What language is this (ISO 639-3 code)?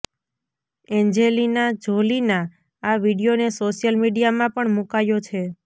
guj